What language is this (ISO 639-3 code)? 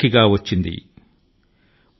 tel